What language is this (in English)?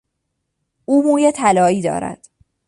Persian